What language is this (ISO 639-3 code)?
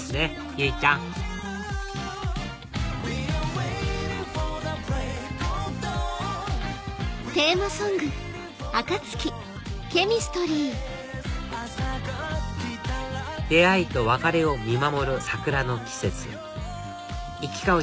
jpn